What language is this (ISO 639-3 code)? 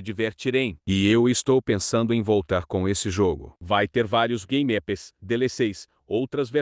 por